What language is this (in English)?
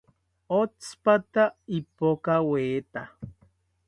South Ucayali Ashéninka